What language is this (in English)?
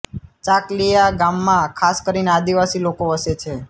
Gujarati